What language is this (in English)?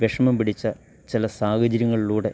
Malayalam